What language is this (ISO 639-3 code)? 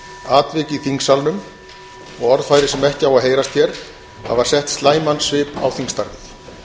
isl